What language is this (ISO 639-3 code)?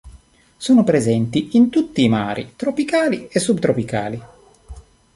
ita